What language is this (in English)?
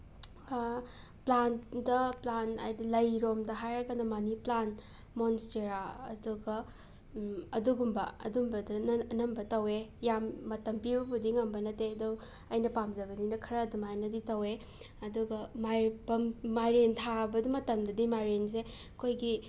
Manipuri